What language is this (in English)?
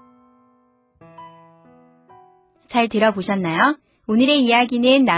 Korean